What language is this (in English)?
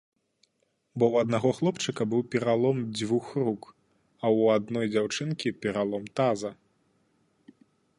Belarusian